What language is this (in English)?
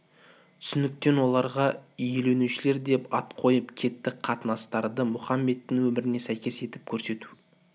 Kazakh